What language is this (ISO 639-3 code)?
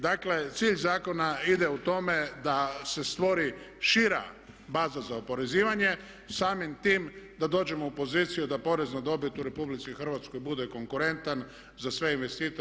hrv